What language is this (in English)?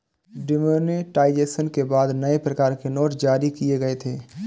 Hindi